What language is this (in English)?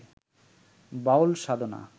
Bangla